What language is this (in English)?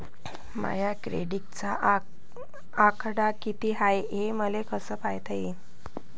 Marathi